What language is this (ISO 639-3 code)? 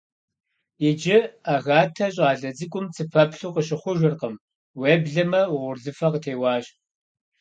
kbd